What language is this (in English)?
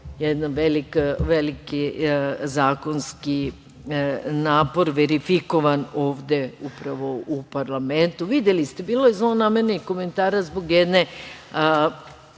Serbian